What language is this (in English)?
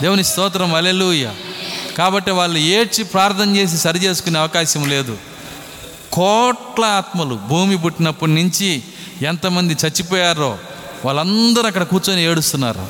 Telugu